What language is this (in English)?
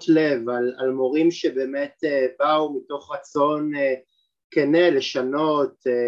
Hebrew